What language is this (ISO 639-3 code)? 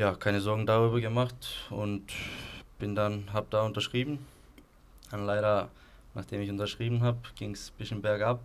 deu